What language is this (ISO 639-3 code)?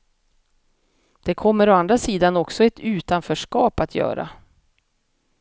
swe